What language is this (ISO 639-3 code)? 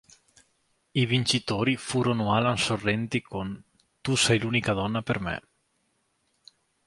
ita